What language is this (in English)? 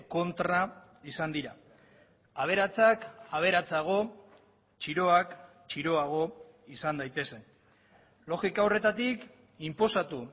Basque